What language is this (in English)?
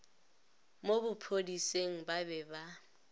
Northern Sotho